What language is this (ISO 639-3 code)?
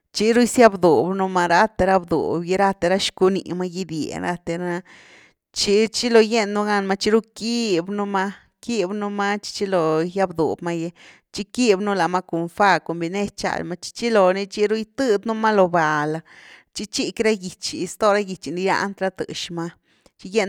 ztu